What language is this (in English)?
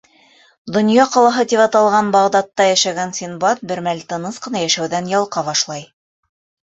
Bashkir